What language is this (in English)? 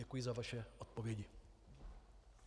Czech